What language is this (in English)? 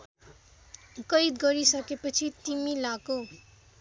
Nepali